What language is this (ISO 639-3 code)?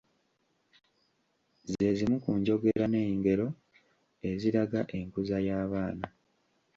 lug